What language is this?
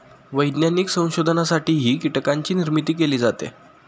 Marathi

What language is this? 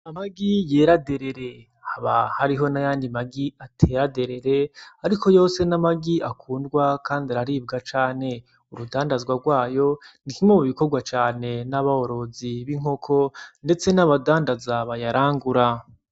Rundi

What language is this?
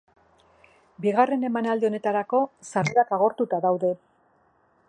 Basque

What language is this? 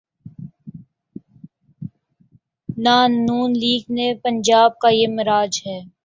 Urdu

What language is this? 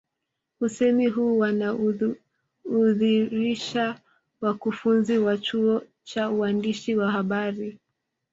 Swahili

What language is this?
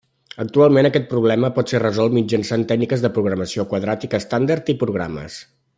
Catalan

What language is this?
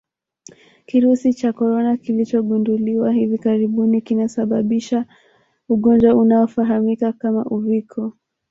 Swahili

